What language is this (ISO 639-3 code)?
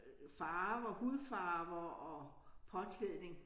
dan